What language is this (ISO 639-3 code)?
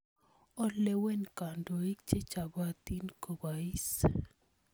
kln